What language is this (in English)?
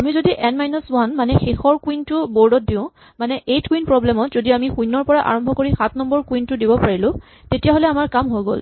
Assamese